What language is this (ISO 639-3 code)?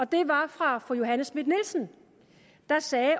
dan